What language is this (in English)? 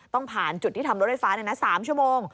Thai